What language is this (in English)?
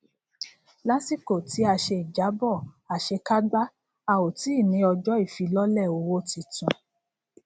Yoruba